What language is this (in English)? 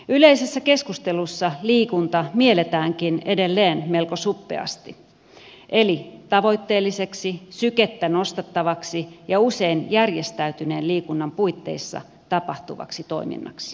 Finnish